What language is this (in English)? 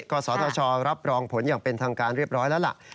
Thai